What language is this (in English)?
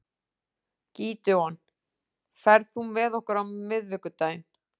Icelandic